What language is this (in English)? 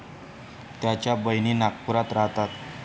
Marathi